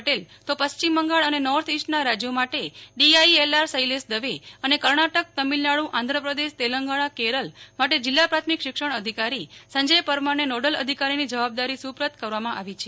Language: Gujarati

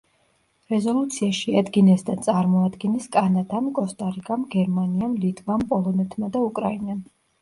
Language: Georgian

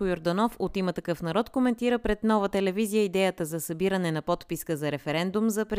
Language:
Bulgarian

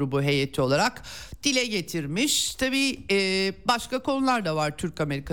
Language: Turkish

